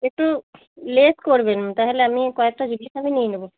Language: Bangla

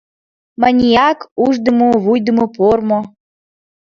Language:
Mari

